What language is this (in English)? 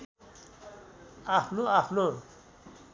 Nepali